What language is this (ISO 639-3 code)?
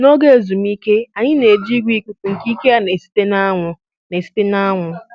ibo